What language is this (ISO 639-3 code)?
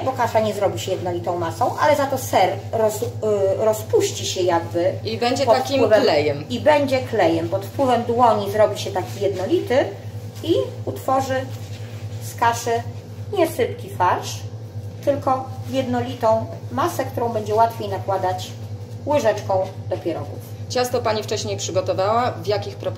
pol